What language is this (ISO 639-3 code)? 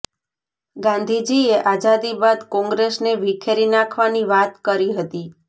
guj